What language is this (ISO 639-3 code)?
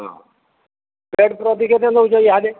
ori